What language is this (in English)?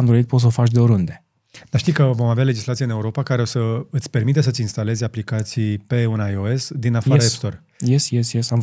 Romanian